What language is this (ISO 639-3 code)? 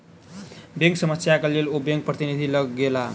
mai